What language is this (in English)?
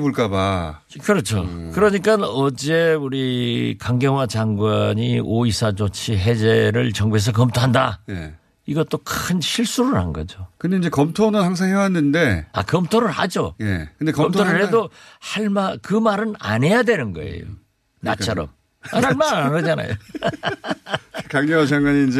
Korean